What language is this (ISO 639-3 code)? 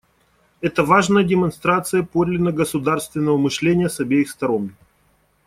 rus